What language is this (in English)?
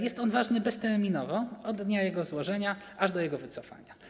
Polish